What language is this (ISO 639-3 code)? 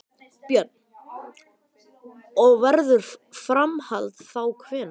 isl